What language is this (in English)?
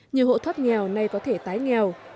Vietnamese